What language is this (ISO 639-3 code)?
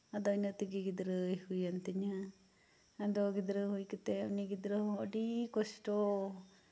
sat